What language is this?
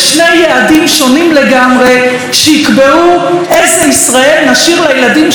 Hebrew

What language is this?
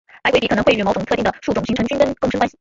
Chinese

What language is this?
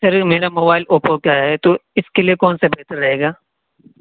Urdu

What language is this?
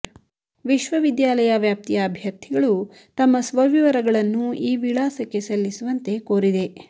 Kannada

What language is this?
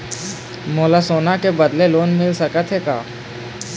Chhattisgarhi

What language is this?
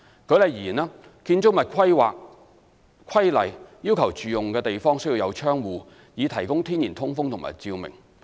Cantonese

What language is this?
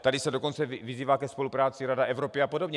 Czech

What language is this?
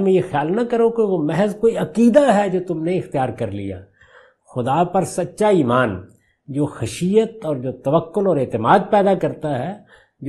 Urdu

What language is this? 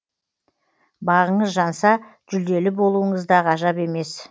Kazakh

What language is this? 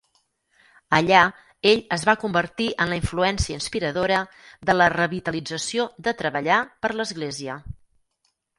Catalan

